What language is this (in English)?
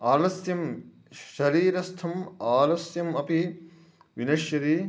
Sanskrit